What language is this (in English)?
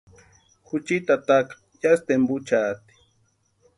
Western Highland Purepecha